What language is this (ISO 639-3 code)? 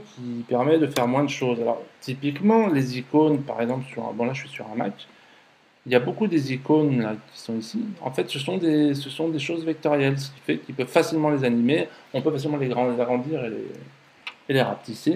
fra